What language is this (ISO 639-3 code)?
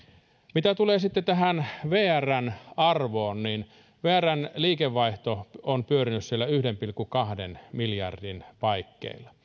fin